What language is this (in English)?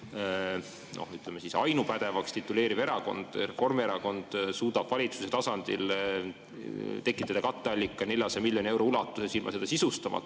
Estonian